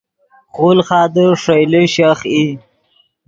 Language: Yidgha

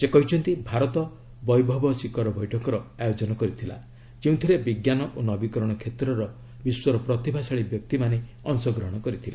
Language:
Odia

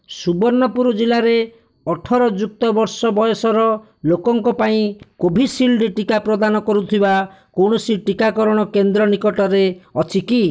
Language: Odia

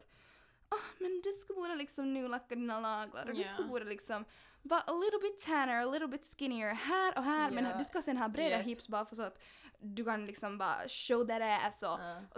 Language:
Swedish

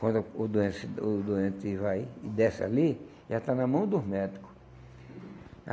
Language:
Portuguese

